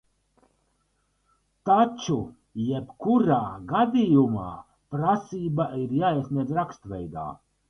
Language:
Latvian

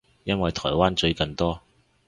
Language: Cantonese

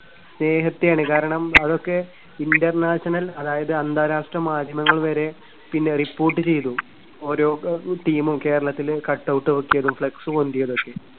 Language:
Malayalam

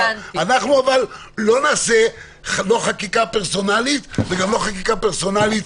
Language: Hebrew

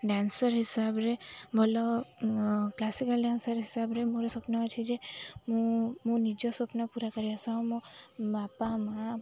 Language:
Odia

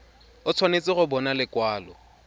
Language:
Tswana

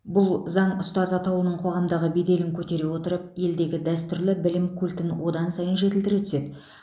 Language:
Kazakh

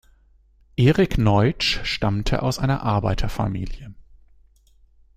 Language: German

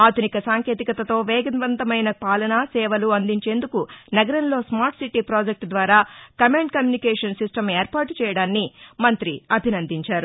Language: Telugu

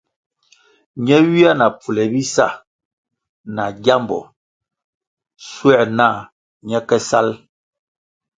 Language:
Kwasio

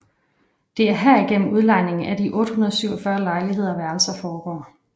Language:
Danish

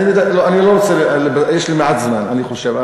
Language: Hebrew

